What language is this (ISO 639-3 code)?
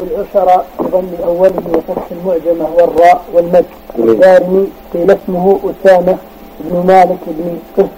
ara